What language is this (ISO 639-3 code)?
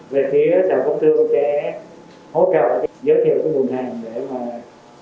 vie